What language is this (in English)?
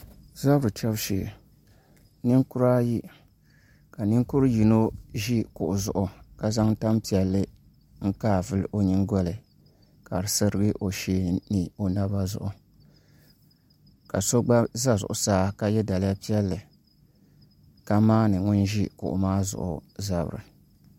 Dagbani